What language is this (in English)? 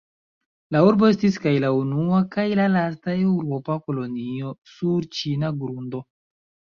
Esperanto